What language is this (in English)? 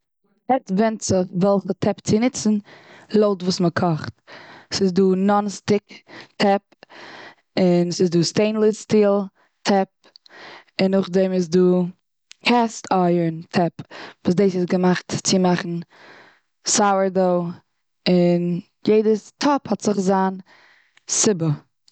Yiddish